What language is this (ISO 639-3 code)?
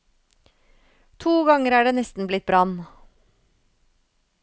nor